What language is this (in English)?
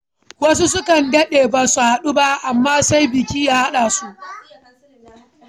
Hausa